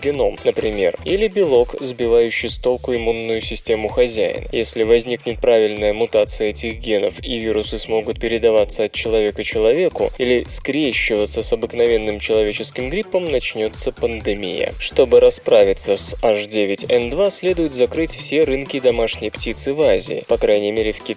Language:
Russian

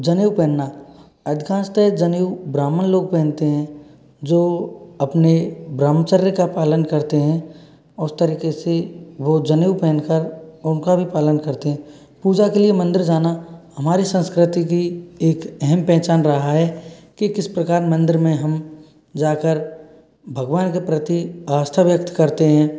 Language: Hindi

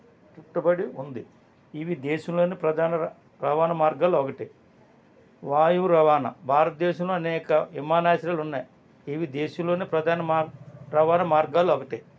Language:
Telugu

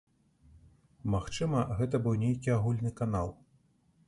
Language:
Belarusian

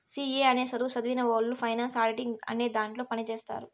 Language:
Telugu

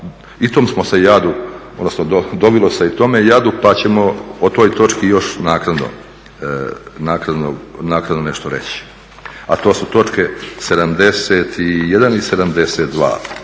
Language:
Croatian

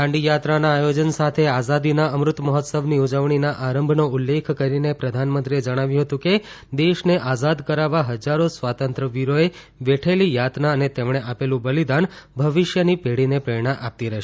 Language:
Gujarati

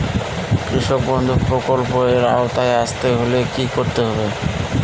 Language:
Bangla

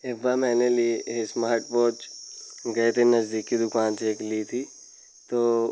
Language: Hindi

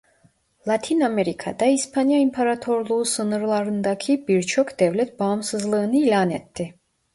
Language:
Turkish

